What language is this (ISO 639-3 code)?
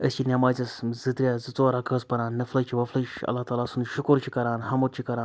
kas